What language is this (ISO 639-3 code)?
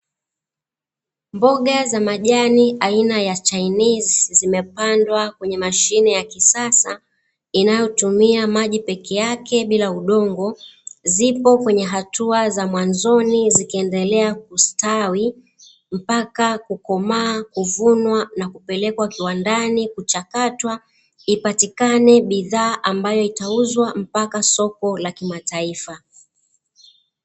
swa